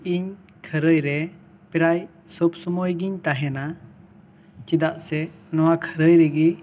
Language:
Santali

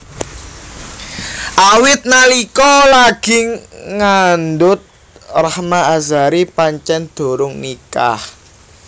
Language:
Javanese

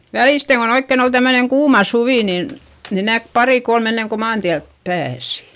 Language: Finnish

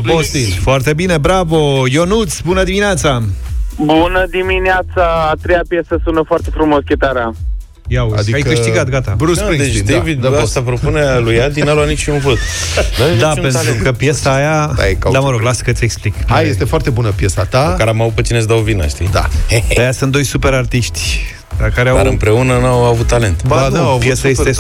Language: Romanian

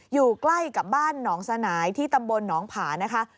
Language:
Thai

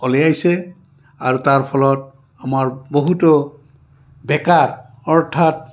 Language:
Assamese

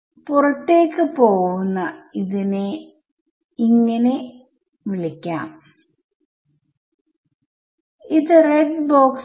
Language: Malayalam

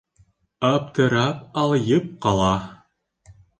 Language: Bashkir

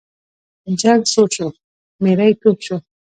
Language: Pashto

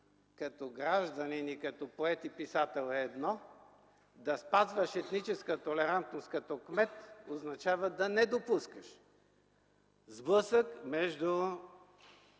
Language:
Bulgarian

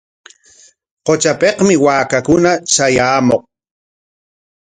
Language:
Corongo Ancash Quechua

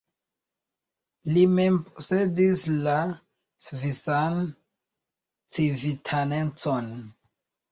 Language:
Esperanto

